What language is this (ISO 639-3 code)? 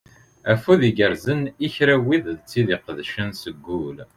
kab